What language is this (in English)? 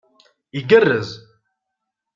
Kabyle